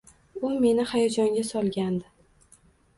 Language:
Uzbek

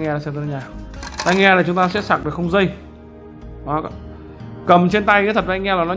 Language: Vietnamese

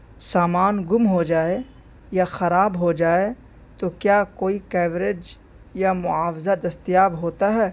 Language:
Urdu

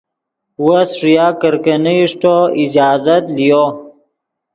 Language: Yidgha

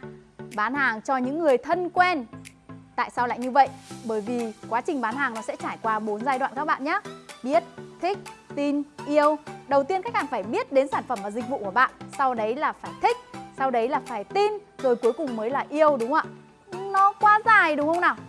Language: Vietnamese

